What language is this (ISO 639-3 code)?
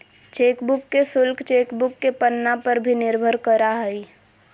mag